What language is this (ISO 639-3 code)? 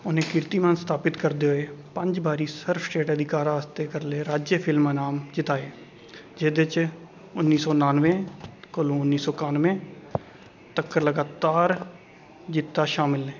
doi